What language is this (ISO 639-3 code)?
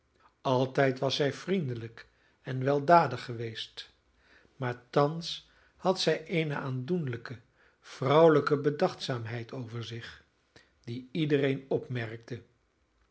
nld